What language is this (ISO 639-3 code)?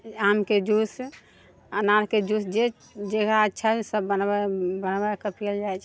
mai